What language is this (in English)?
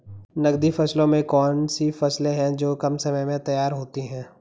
Hindi